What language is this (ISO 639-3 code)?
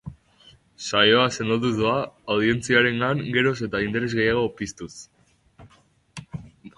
eus